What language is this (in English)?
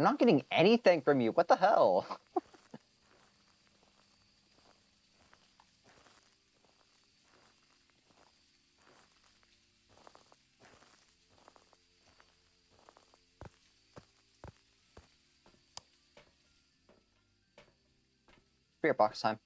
English